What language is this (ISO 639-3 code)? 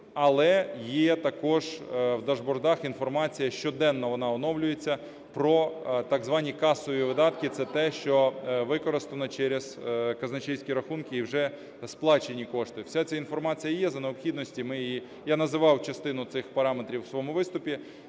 ukr